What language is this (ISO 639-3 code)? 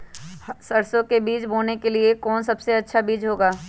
mag